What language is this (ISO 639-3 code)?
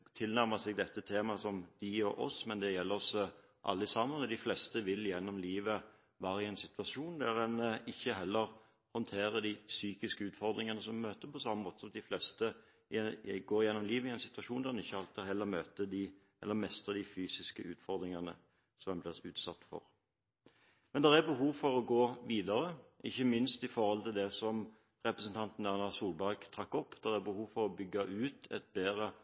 nob